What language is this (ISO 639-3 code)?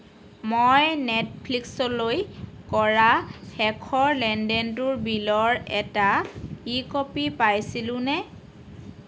asm